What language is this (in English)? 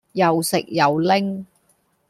Cantonese